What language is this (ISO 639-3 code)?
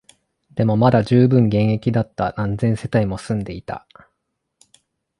jpn